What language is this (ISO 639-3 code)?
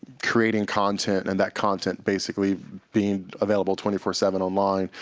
eng